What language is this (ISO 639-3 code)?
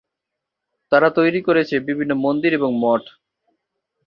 ben